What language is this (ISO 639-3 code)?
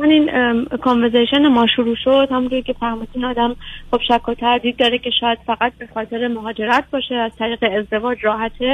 fas